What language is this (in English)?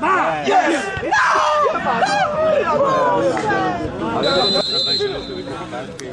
Polish